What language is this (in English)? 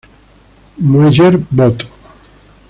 Spanish